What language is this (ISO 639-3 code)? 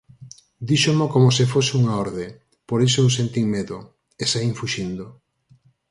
glg